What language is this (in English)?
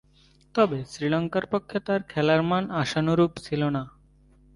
Bangla